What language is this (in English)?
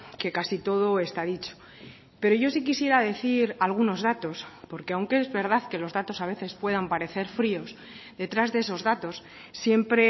Spanish